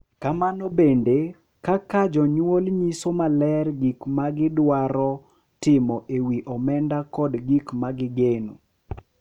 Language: Luo (Kenya and Tanzania)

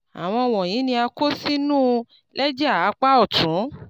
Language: Yoruba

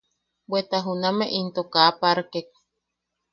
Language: Yaqui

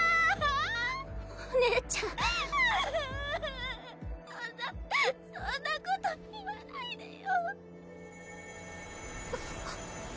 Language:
Japanese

